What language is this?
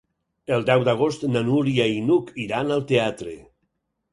Catalan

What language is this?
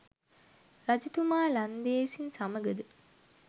Sinhala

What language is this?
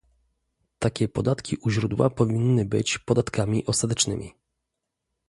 Polish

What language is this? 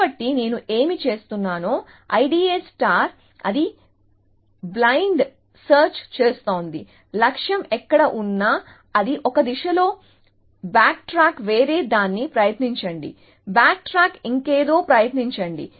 Telugu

